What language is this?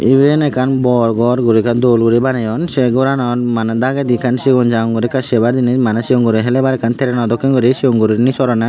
Chakma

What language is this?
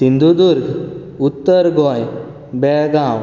Konkani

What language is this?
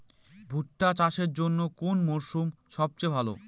Bangla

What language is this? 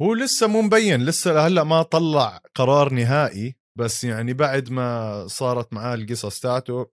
Arabic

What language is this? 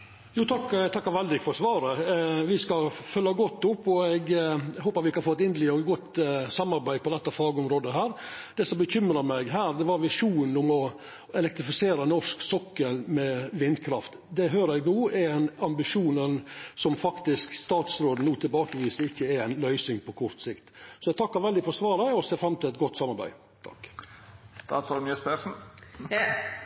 Norwegian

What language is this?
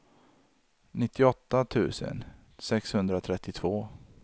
Swedish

